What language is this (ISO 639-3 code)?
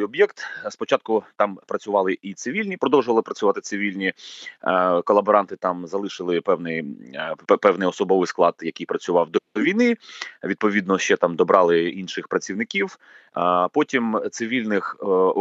ukr